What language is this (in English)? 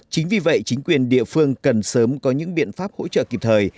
Vietnamese